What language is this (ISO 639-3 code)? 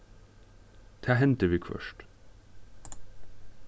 fao